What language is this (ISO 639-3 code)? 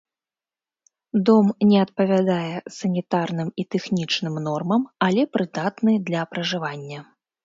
bel